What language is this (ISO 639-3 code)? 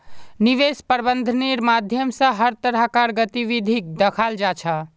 mag